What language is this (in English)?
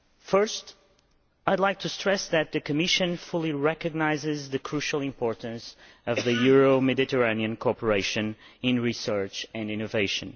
English